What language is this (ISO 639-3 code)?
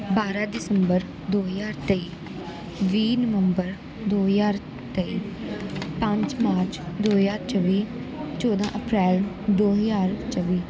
pan